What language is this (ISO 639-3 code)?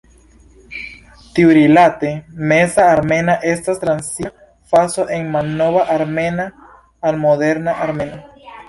epo